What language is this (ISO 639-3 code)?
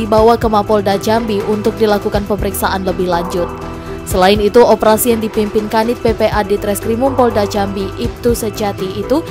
ind